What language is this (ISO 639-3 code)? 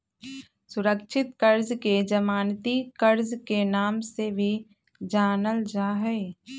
mag